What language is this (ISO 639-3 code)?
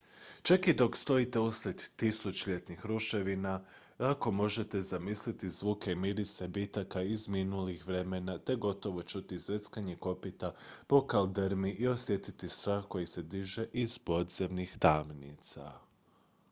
hrv